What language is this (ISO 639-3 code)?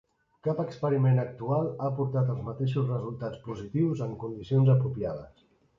cat